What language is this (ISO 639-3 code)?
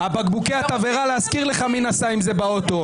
heb